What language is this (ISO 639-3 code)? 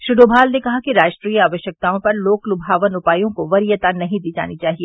hin